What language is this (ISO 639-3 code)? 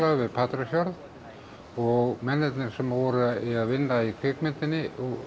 isl